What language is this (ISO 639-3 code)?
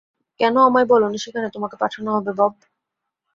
ben